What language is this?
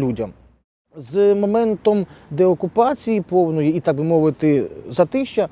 Ukrainian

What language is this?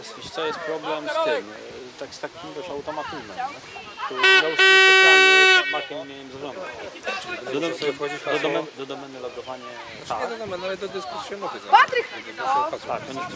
Polish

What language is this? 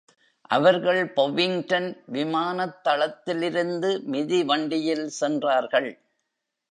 Tamil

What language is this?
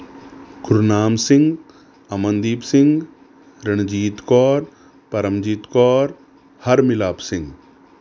Punjabi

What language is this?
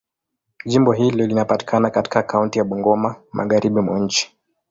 Swahili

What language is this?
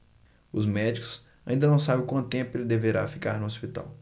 Portuguese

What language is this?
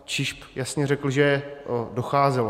Czech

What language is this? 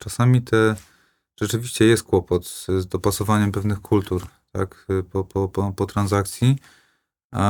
Polish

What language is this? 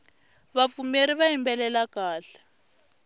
Tsonga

